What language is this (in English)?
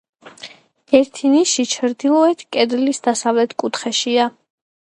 Georgian